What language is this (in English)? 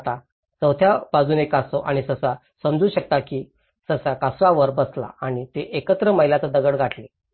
Marathi